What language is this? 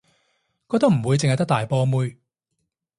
Cantonese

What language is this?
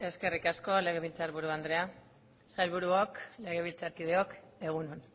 Basque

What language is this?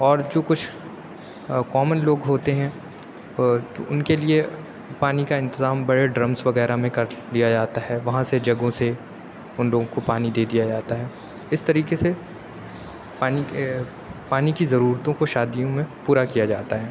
Urdu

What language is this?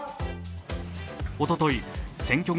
Japanese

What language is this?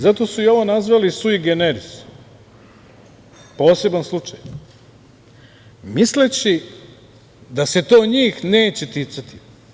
Serbian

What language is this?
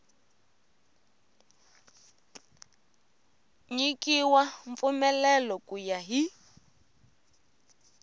Tsonga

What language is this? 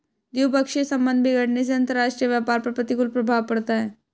Hindi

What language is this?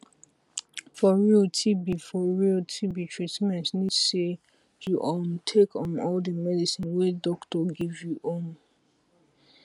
Nigerian Pidgin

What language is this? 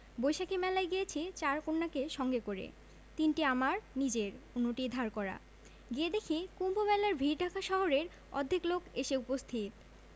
Bangla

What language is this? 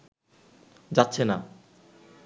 Bangla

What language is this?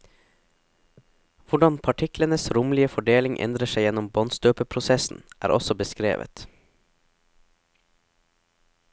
Norwegian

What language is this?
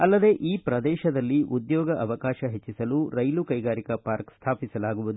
Kannada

